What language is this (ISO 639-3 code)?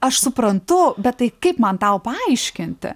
lit